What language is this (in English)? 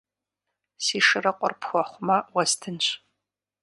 Kabardian